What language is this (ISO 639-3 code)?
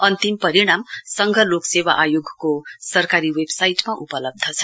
nep